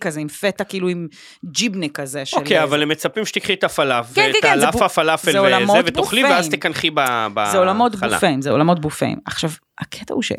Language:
Hebrew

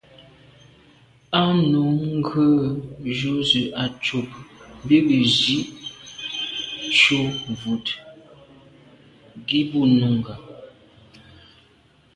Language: Medumba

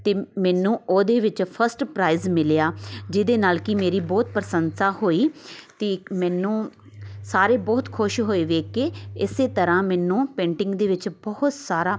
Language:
Punjabi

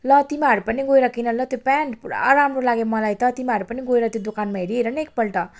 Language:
Nepali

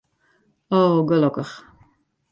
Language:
Western Frisian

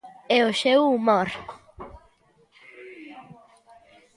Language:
Galician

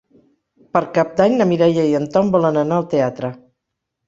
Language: Catalan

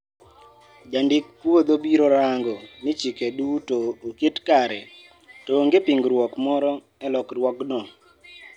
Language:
Luo (Kenya and Tanzania)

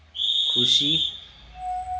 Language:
Nepali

